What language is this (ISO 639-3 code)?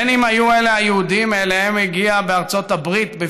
heb